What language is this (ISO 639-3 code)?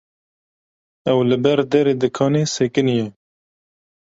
kur